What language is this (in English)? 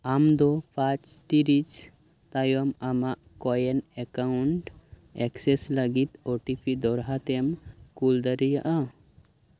Santali